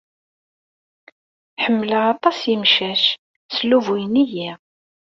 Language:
Kabyle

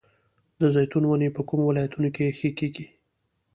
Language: Pashto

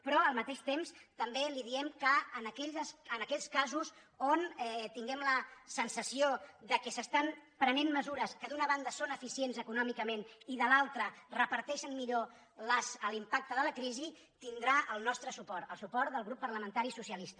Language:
Catalan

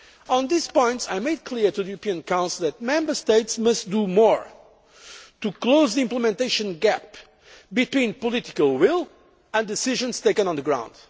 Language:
English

